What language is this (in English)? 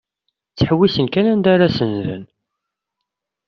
Kabyle